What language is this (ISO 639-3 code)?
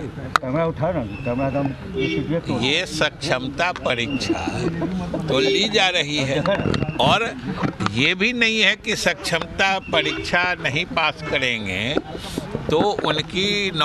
hin